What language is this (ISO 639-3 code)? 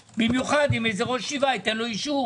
heb